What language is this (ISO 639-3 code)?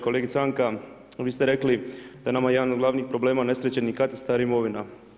hrv